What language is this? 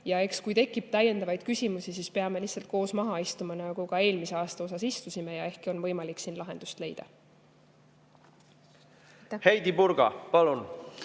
Estonian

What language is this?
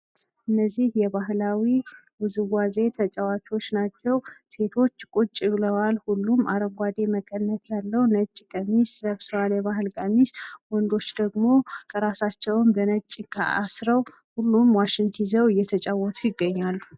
Amharic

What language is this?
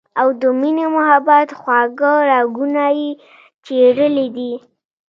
Pashto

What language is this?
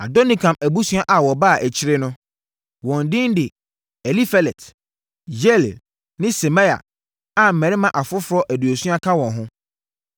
Akan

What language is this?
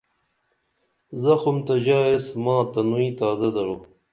Dameli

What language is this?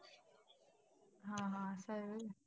Marathi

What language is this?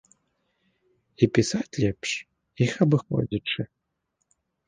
Belarusian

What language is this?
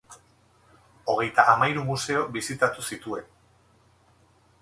Basque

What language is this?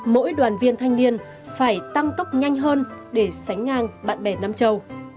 Vietnamese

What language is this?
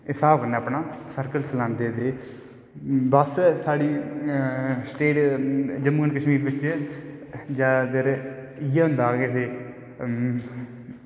Dogri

